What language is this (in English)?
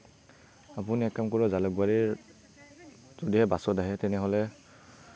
Assamese